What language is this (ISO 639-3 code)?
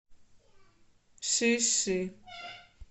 rus